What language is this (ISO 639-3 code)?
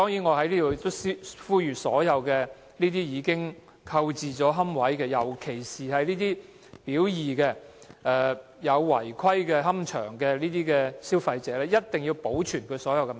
yue